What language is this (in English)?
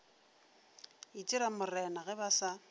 Northern Sotho